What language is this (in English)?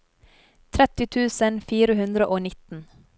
Norwegian